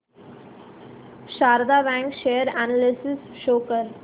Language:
Marathi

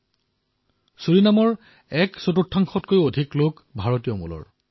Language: Assamese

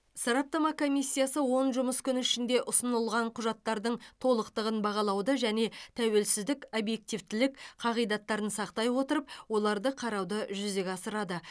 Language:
Kazakh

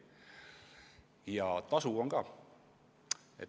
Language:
Estonian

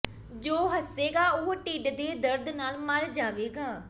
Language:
Punjabi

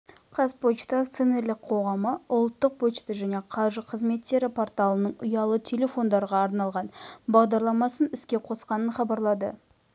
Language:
Kazakh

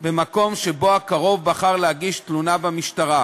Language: Hebrew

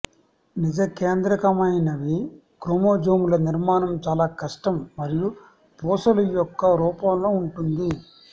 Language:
Telugu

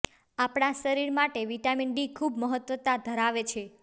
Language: Gujarati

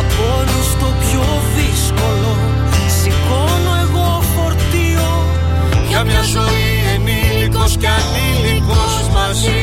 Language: Greek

